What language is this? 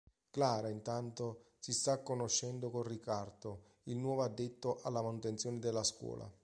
Italian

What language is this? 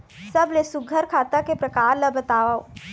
Chhattisgarhi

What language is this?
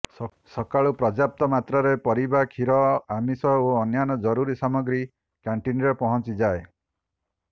Odia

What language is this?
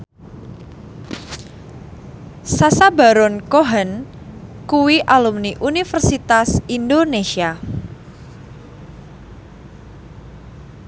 Javanese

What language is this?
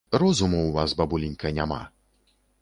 Belarusian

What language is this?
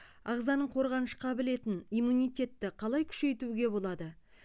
Kazakh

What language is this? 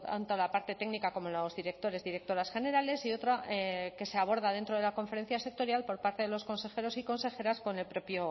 Spanish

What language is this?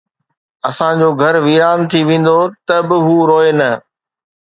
Sindhi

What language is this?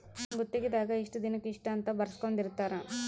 Kannada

